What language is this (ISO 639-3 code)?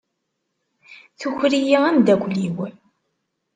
kab